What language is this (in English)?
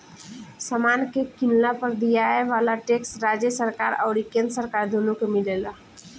Bhojpuri